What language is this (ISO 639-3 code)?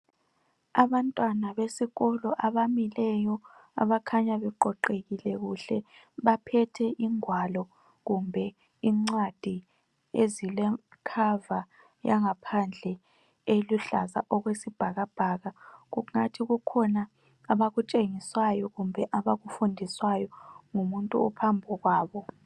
nde